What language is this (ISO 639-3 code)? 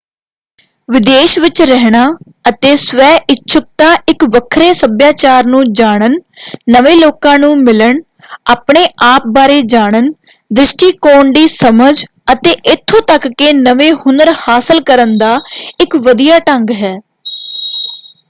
pan